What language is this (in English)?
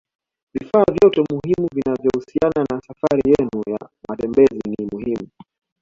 Swahili